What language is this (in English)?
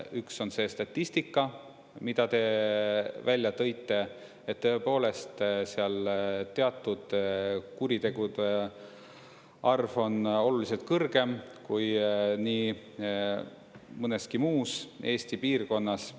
Estonian